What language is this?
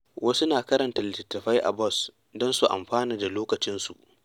Hausa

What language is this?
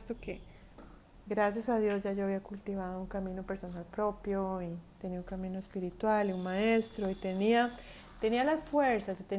Spanish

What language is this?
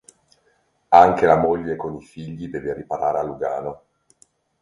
Italian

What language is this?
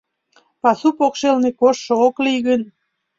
Mari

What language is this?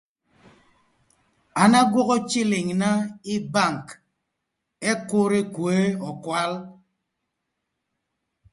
Thur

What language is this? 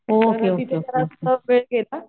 Marathi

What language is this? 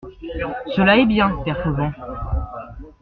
French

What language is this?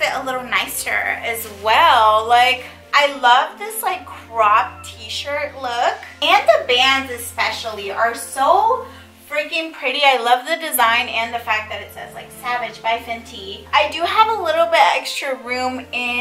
English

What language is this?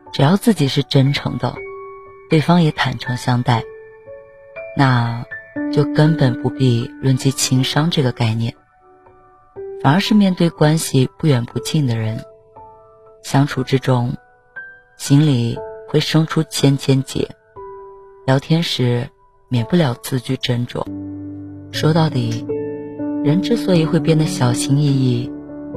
Chinese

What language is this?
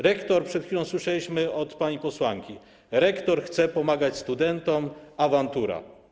Polish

